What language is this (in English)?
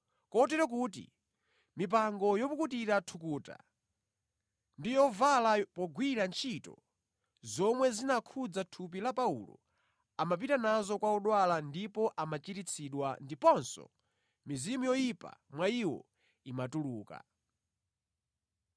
Nyanja